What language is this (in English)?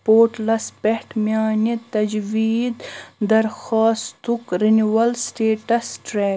Kashmiri